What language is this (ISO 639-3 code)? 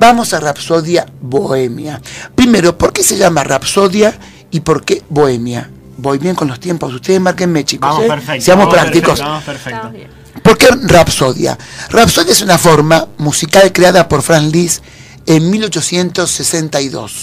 spa